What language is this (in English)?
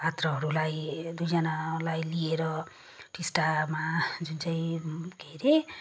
Nepali